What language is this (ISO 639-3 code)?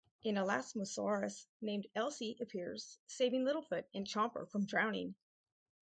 eng